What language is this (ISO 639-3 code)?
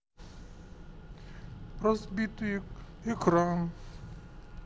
rus